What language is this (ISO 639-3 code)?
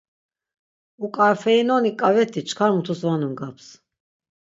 lzz